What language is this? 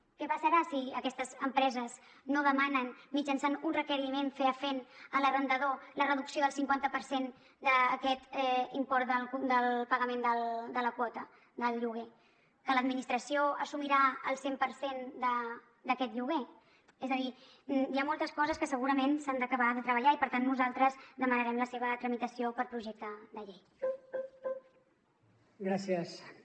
Catalan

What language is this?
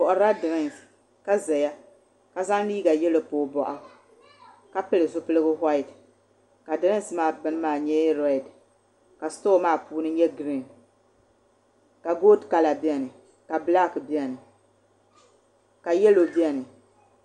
Dagbani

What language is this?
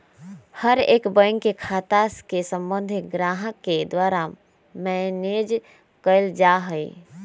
Magahi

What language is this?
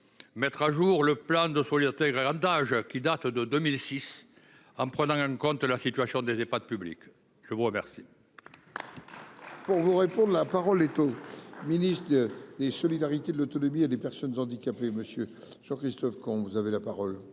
French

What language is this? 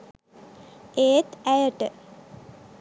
Sinhala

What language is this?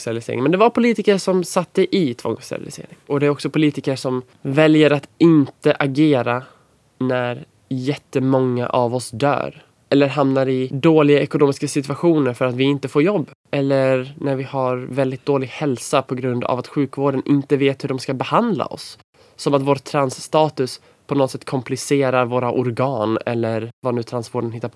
Swedish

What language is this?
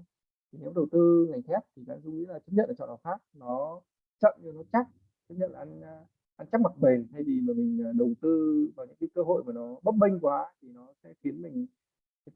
Vietnamese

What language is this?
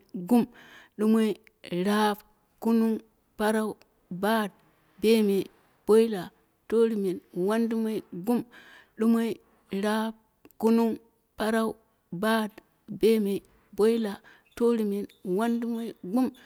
Dera (Nigeria)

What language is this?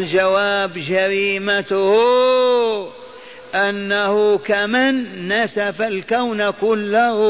Arabic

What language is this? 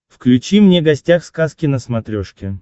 Russian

